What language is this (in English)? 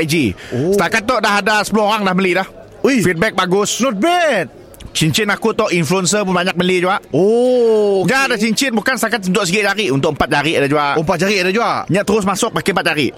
Malay